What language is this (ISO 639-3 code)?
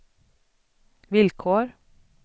swe